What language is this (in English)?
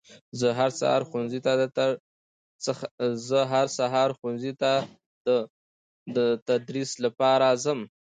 Pashto